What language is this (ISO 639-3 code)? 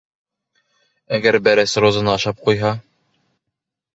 bak